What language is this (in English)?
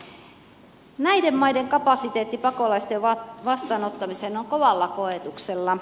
Finnish